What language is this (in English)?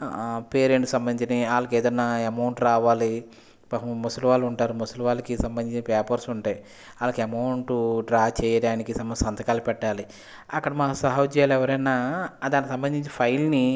Telugu